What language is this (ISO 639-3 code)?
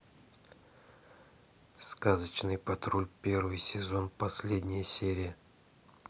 rus